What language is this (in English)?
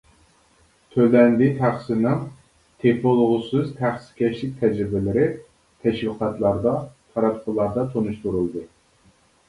Uyghur